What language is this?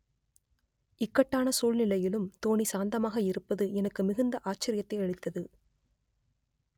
Tamil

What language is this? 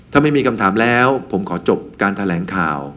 Thai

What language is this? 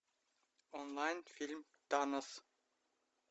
Russian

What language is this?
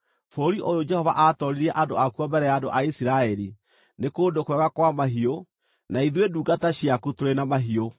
Kikuyu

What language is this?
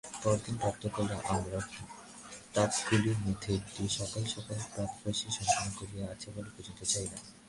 Bangla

